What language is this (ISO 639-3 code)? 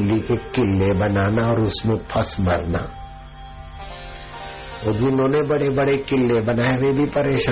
hin